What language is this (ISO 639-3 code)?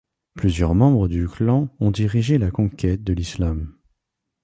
fra